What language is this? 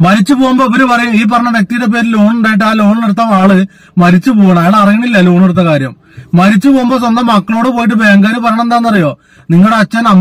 Arabic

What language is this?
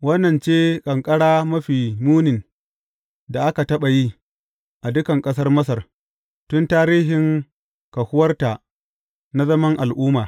Hausa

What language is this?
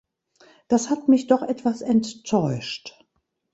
German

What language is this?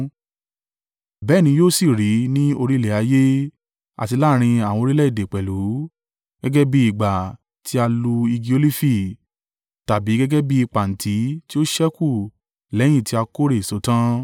Yoruba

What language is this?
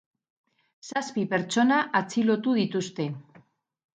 Basque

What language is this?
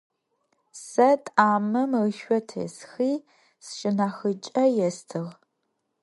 Adyghe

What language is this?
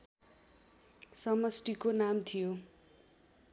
Nepali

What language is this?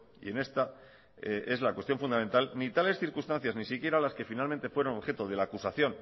Spanish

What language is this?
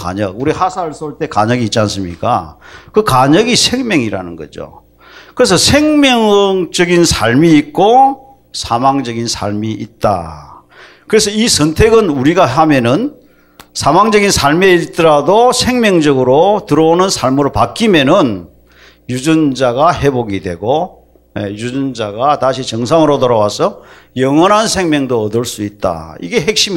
Korean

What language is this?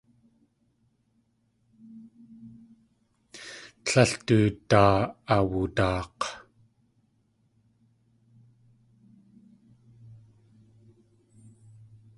Tlingit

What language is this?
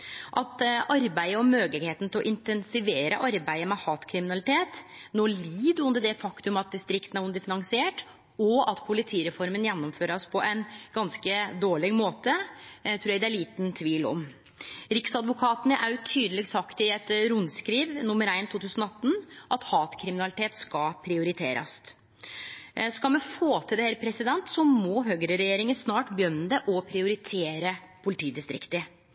Norwegian Nynorsk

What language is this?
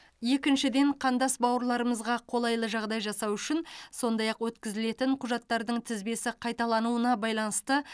Kazakh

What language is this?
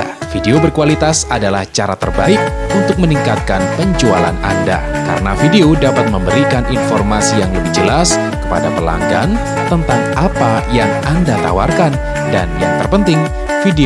Indonesian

